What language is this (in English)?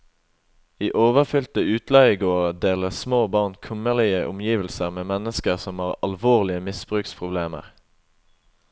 Norwegian